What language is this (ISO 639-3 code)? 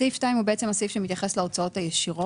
heb